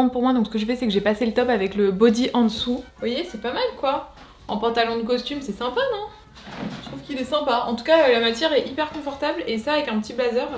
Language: French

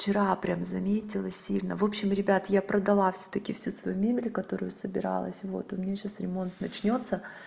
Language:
Russian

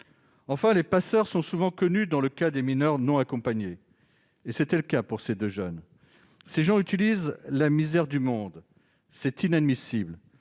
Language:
French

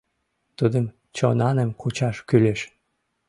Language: Mari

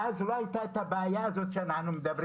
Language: Hebrew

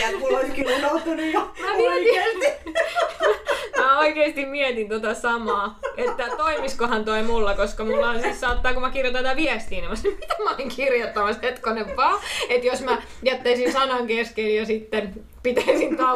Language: Finnish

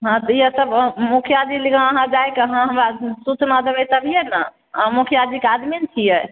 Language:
Maithili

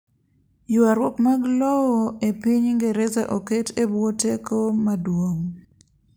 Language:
Luo (Kenya and Tanzania)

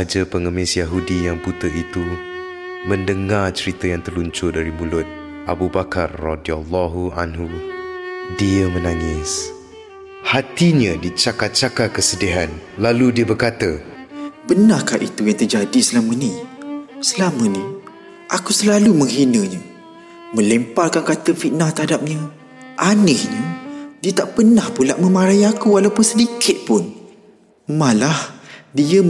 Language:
Malay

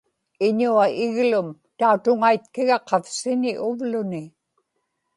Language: Inupiaq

